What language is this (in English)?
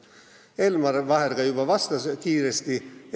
Estonian